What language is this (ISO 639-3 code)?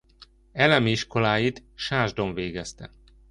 hun